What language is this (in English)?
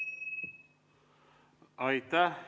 Estonian